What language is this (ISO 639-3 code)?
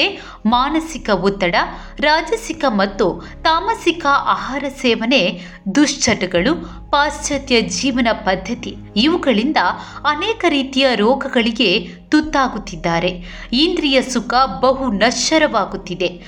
kan